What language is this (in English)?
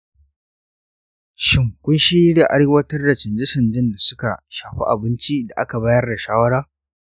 Hausa